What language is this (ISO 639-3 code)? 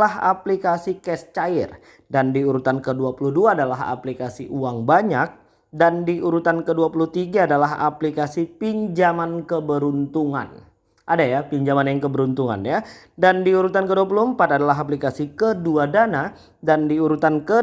ind